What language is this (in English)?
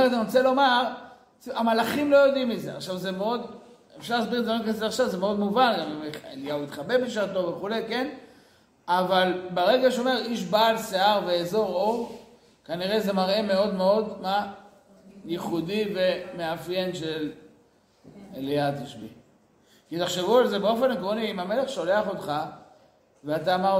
Hebrew